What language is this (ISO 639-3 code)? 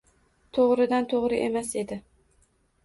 uzb